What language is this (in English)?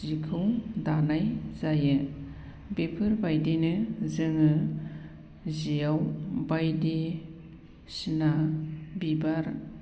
Bodo